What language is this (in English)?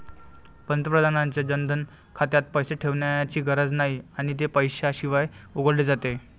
Marathi